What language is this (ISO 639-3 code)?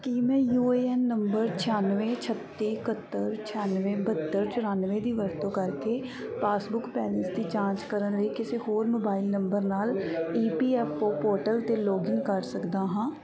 pan